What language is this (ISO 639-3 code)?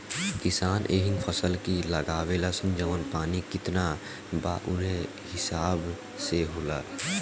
bho